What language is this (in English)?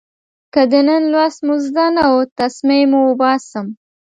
Pashto